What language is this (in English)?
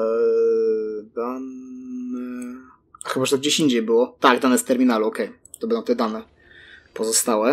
Polish